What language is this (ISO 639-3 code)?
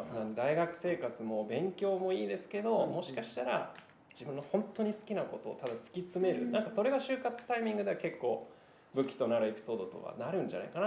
jpn